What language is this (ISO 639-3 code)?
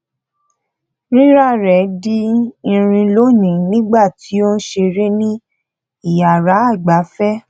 yor